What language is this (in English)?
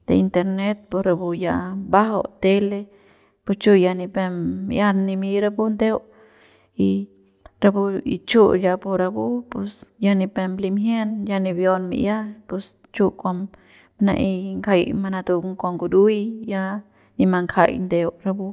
Central Pame